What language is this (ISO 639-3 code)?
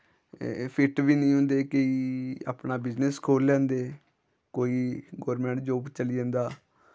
doi